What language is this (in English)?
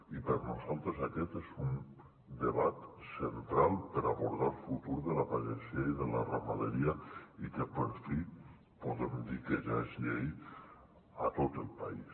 Catalan